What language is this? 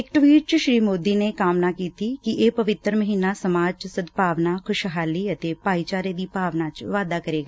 Punjabi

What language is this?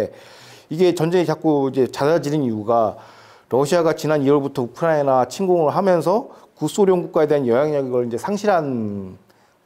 Korean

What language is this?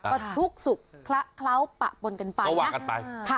Thai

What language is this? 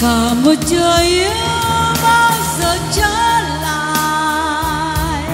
Vietnamese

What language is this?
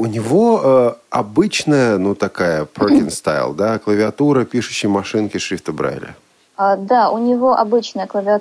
Russian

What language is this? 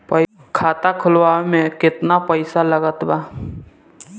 Bhojpuri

